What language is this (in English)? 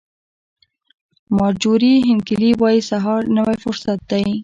Pashto